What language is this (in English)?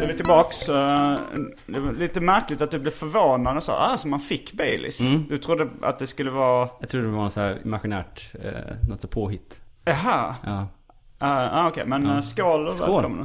Swedish